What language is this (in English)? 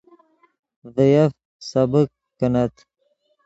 Yidgha